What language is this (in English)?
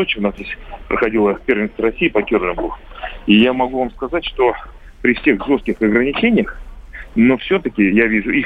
Russian